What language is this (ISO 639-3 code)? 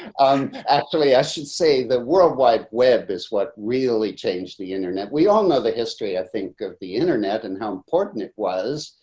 eng